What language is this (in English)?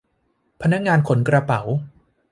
Thai